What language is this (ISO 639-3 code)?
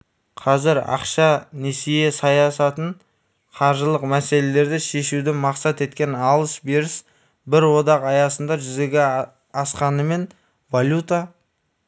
kaz